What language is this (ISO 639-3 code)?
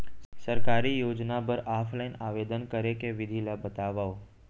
hne